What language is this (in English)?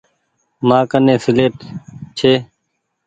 Goaria